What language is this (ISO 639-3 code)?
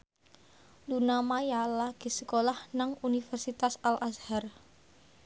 jav